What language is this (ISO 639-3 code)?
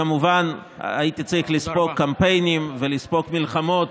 heb